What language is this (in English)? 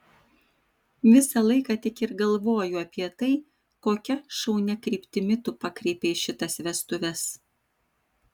Lithuanian